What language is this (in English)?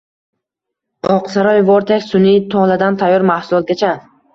Uzbek